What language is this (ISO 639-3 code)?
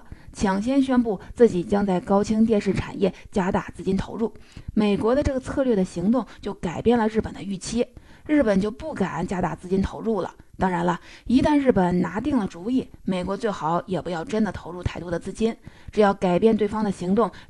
zho